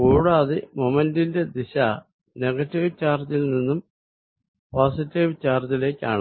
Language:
Malayalam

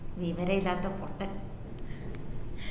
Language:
Malayalam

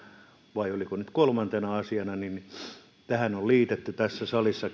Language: Finnish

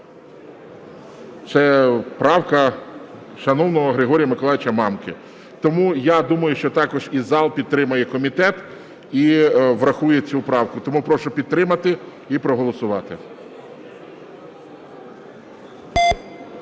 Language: Ukrainian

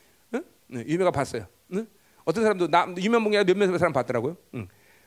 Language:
Korean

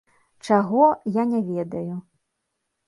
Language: Belarusian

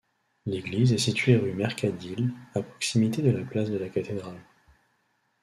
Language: French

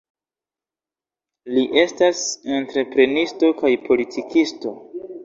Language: Esperanto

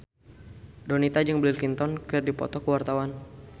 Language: Sundanese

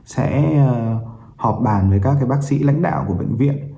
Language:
Vietnamese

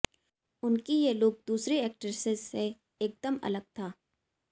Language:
Hindi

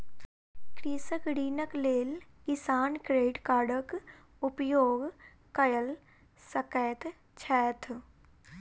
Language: Maithili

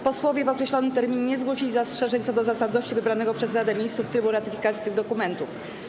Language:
Polish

